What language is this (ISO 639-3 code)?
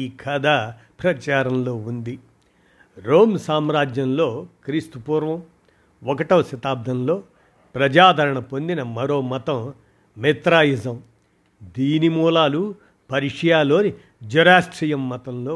tel